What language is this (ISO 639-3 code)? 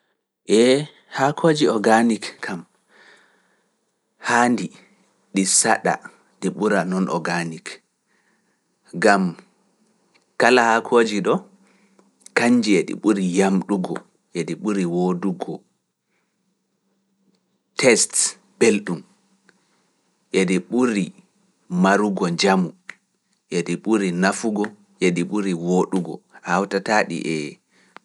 ful